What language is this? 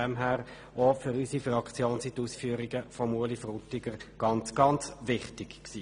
Swiss German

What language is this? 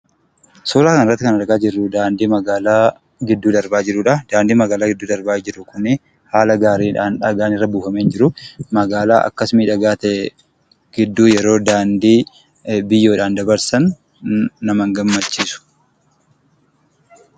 Oromo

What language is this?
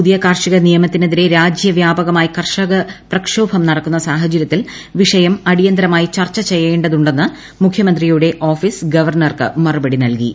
Malayalam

